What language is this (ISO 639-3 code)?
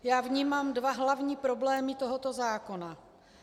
ces